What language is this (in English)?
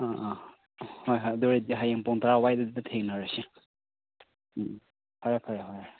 Manipuri